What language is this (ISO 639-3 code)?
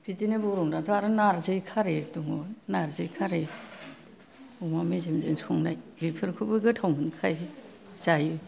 brx